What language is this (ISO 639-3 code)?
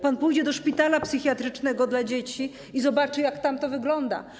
pol